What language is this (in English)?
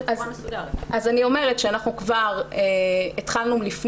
Hebrew